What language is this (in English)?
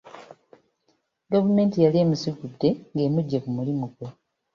Ganda